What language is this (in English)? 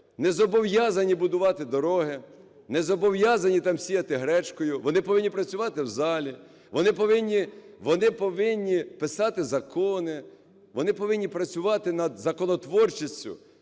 Ukrainian